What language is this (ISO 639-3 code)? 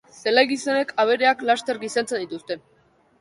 eus